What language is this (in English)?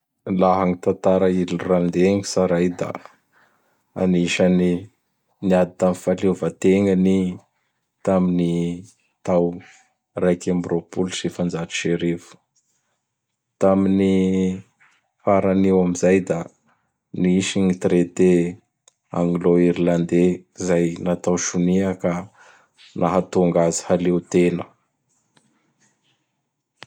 Bara Malagasy